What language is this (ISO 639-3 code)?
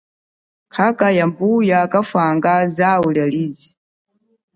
cjk